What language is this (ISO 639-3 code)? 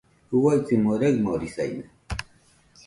hux